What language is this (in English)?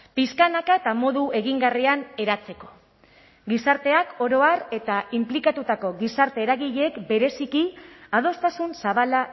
Basque